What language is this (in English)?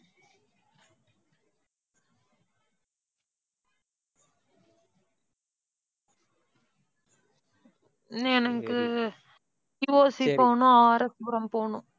Tamil